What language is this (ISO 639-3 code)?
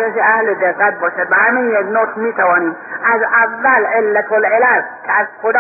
fas